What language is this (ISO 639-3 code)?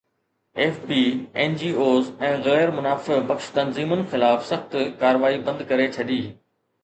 snd